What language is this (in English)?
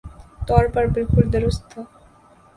Urdu